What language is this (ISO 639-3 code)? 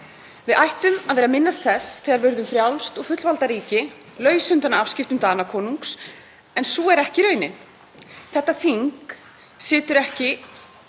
isl